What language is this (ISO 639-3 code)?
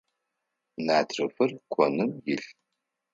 ady